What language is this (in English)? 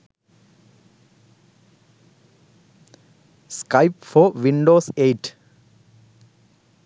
Sinhala